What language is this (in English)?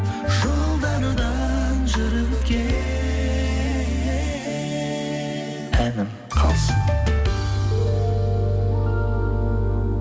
Kazakh